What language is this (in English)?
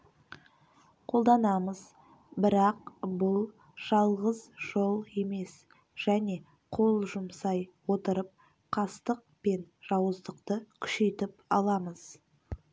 Kazakh